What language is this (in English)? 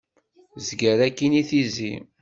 Kabyle